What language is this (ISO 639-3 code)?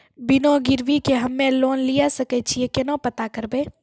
mai